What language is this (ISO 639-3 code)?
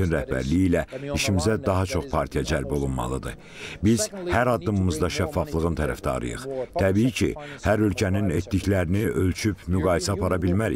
tur